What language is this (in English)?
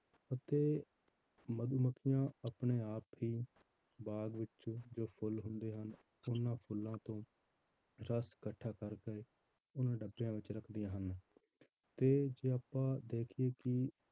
Punjabi